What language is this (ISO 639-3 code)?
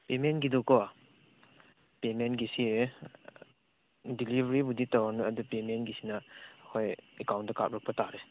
mni